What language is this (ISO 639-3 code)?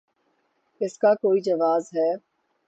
urd